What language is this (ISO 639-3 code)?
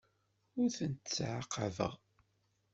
kab